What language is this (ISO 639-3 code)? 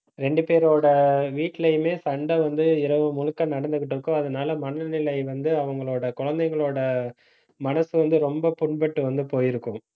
tam